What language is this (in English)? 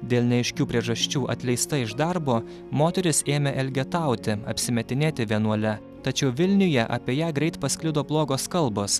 Lithuanian